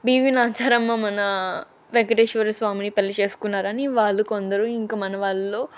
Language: Telugu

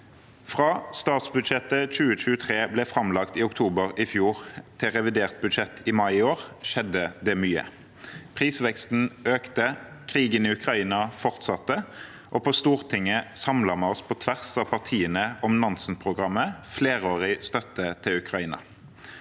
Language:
Norwegian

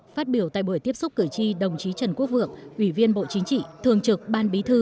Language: Vietnamese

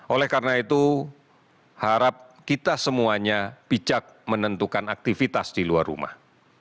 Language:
Indonesian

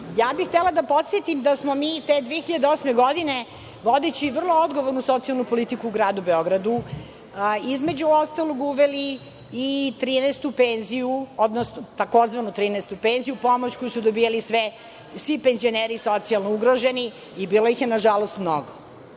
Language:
Serbian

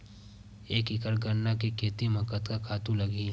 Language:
Chhattisgarhi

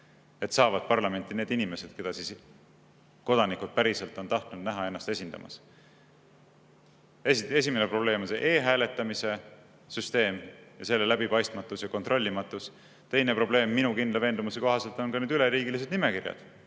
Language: Estonian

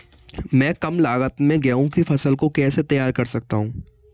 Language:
Hindi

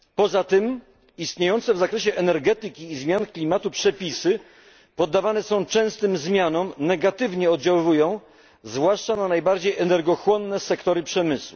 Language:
Polish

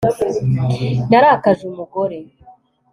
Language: Kinyarwanda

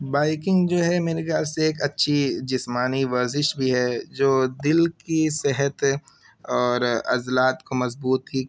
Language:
Urdu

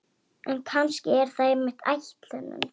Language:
Icelandic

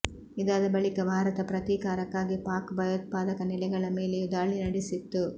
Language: Kannada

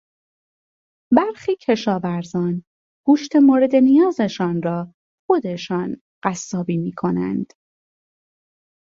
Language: Persian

